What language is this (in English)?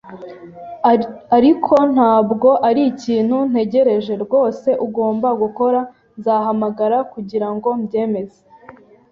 Kinyarwanda